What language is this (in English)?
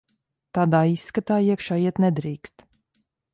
Latvian